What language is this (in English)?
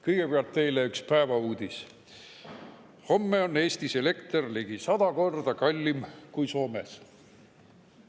Estonian